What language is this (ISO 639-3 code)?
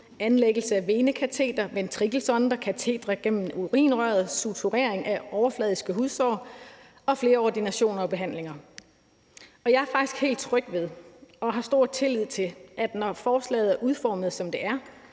dan